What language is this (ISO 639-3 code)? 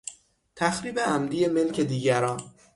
fas